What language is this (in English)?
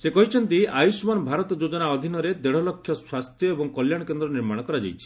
Odia